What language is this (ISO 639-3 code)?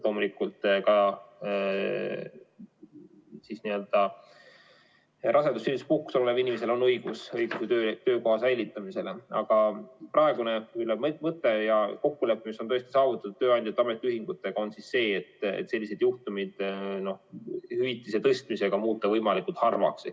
est